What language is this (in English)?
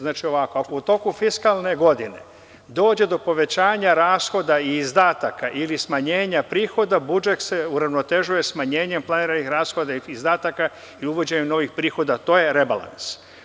Serbian